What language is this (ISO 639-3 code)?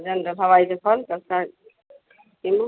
hin